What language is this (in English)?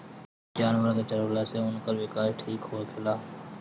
Bhojpuri